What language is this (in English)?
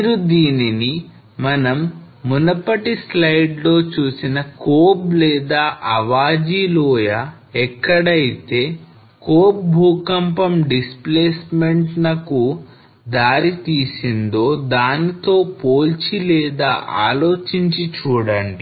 Telugu